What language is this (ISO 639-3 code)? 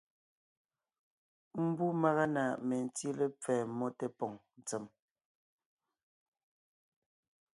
nnh